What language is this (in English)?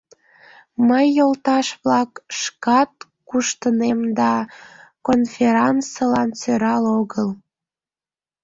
Mari